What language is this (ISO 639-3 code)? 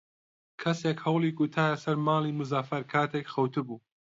ckb